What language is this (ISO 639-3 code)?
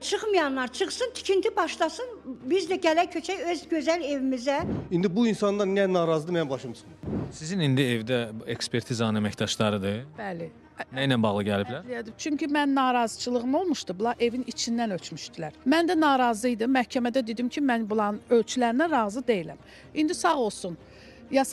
tur